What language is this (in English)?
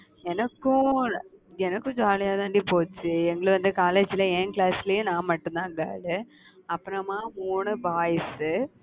Tamil